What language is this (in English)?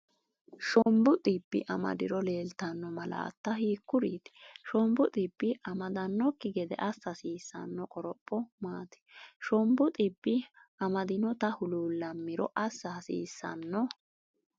Sidamo